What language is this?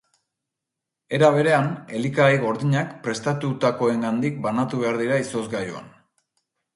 Basque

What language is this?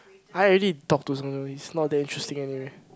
English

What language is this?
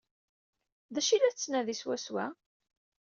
Kabyle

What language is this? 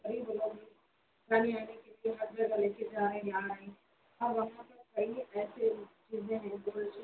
Urdu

